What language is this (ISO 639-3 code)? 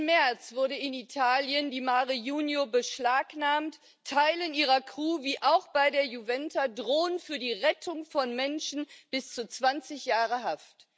deu